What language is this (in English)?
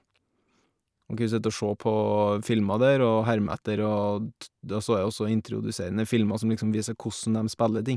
Norwegian